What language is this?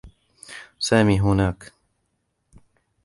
Arabic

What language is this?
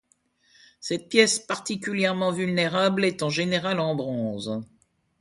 French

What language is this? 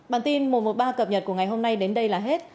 Vietnamese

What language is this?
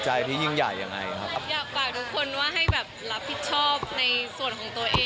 Thai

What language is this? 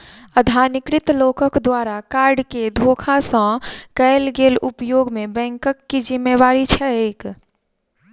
Maithili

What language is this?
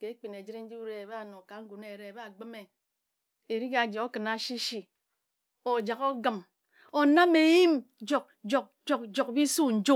Ejagham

